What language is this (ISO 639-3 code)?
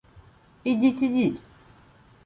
ukr